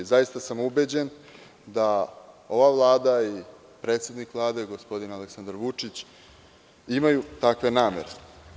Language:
Serbian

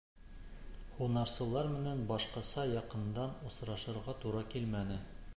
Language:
Bashkir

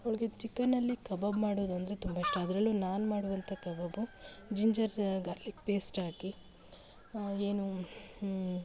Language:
Kannada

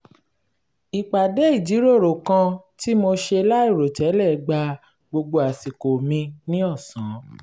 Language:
Yoruba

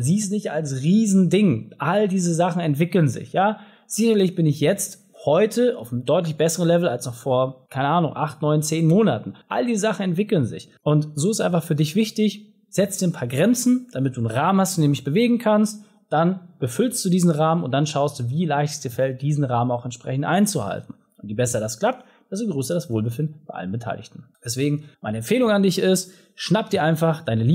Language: German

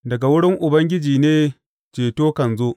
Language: Hausa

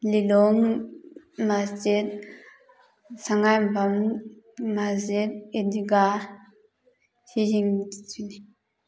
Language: Manipuri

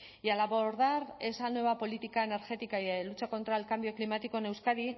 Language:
Spanish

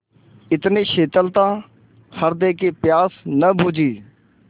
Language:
Hindi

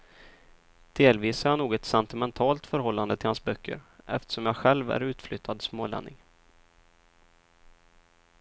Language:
Swedish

